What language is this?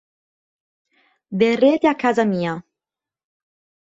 Italian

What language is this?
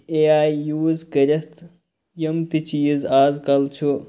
Kashmiri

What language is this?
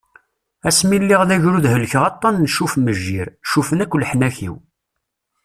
Kabyle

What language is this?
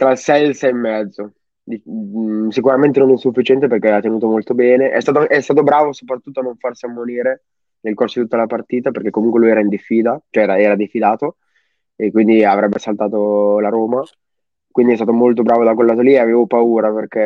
Italian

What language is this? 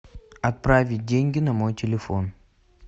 Russian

